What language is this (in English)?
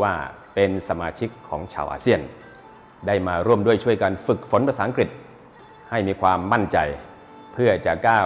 Thai